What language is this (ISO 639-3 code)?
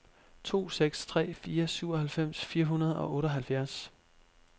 dan